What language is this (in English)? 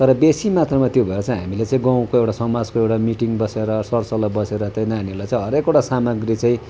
Nepali